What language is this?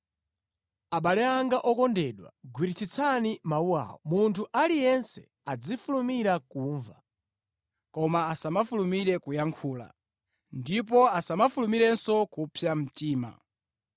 Nyanja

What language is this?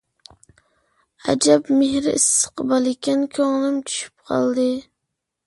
Uyghur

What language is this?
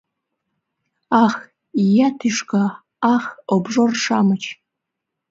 Mari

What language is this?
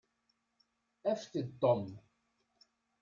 Kabyle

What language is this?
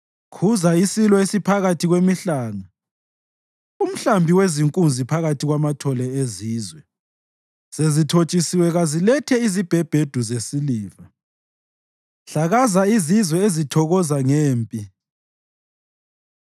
North Ndebele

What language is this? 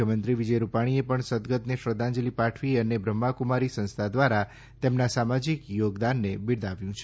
Gujarati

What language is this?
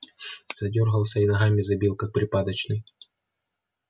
Russian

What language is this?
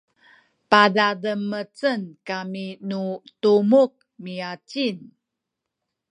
Sakizaya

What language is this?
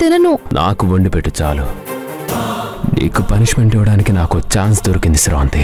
Telugu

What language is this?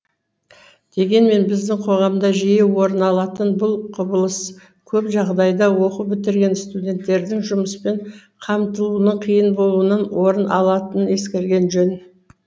Kazakh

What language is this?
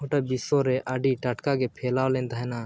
Santali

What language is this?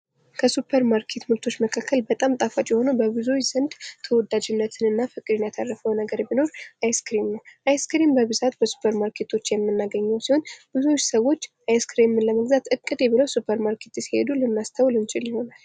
Amharic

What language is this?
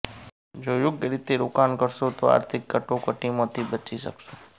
Gujarati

